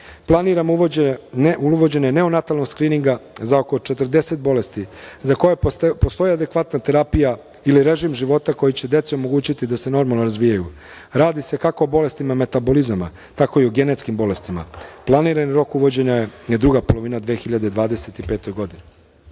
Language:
Serbian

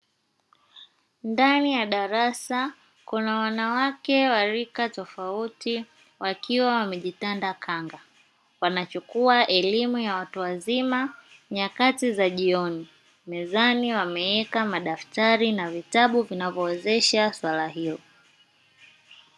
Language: Swahili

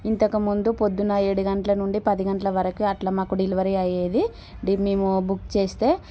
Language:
Telugu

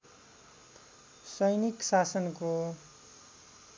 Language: Nepali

